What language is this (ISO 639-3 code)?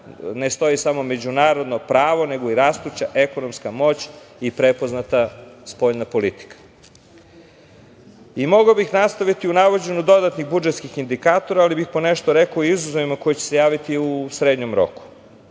srp